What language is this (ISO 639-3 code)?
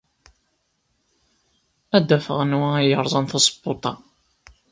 kab